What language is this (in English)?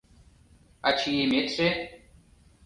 Mari